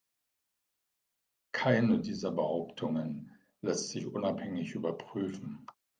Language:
German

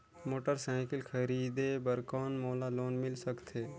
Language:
Chhattisgarhi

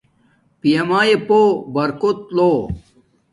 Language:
Domaaki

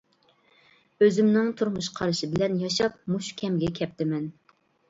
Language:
Uyghur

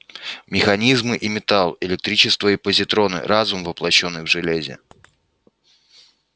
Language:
Russian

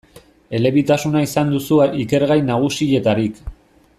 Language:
Basque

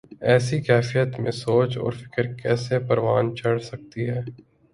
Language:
Urdu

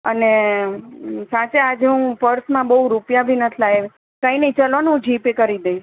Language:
Gujarati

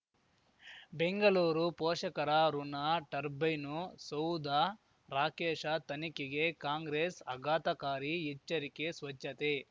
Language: Kannada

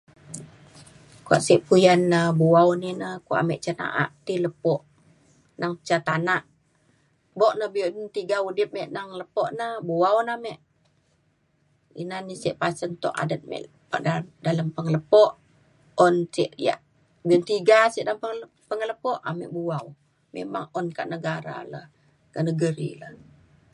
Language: Mainstream Kenyah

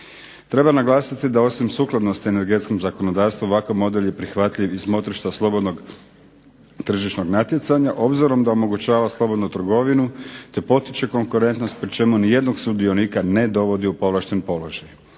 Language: Croatian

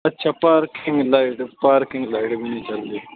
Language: Urdu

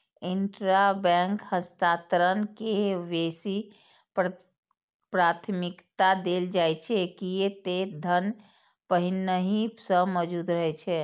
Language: Maithili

